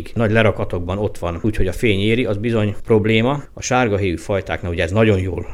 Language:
Hungarian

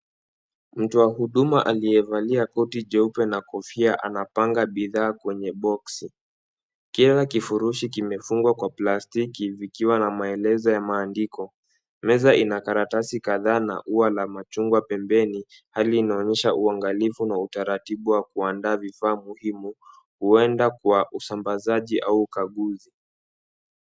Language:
Swahili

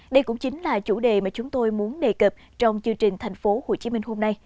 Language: Vietnamese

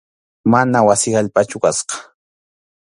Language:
Arequipa-La Unión Quechua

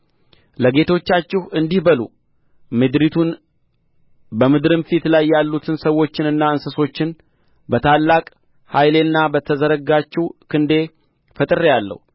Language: Amharic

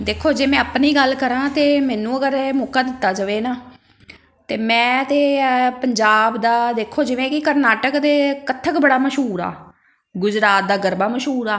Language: Punjabi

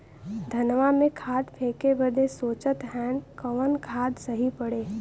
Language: Bhojpuri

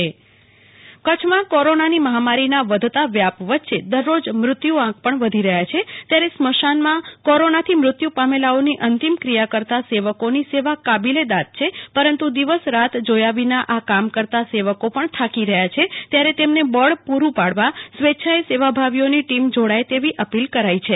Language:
Gujarati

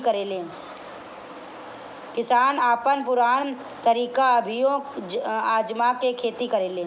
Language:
Bhojpuri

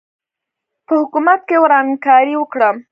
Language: Pashto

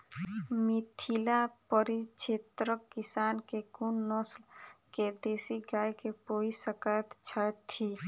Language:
Maithili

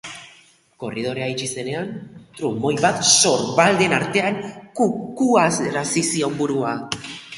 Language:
Basque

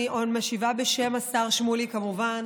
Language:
Hebrew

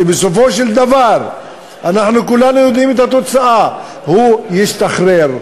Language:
Hebrew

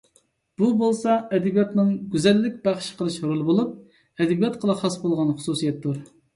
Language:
Uyghur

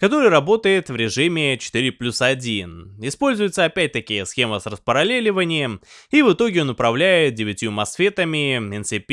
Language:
Russian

